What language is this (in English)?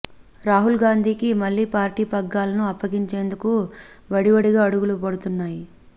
Telugu